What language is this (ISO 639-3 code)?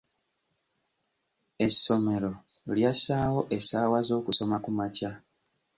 lug